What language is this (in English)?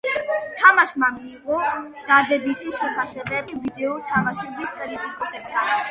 Georgian